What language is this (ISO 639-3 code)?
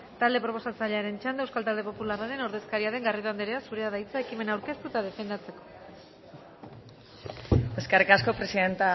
eus